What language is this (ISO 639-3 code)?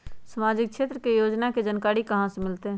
mag